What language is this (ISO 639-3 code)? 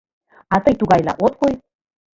chm